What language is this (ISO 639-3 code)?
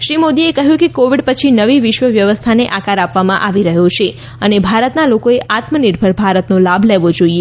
guj